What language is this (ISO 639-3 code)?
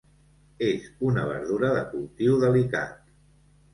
cat